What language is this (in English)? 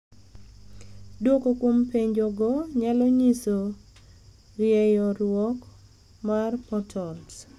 Luo (Kenya and Tanzania)